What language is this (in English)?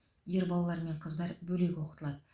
Kazakh